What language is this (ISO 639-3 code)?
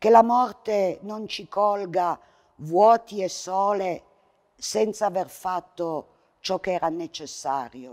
ita